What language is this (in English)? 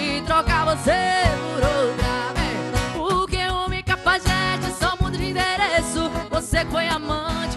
Portuguese